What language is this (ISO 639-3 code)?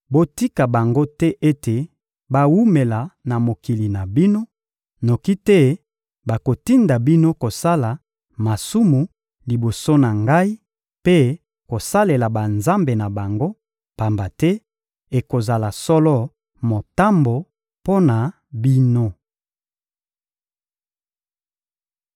lin